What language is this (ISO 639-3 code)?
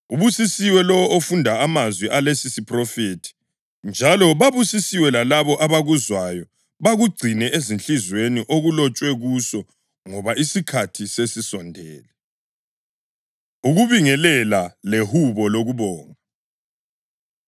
nde